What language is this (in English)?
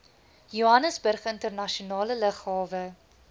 Afrikaans